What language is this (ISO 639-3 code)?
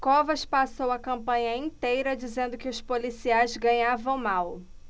por